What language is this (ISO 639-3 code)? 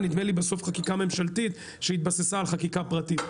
heb